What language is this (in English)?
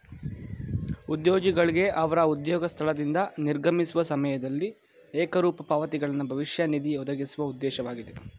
Kannada